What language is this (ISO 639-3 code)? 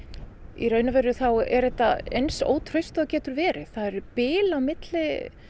isl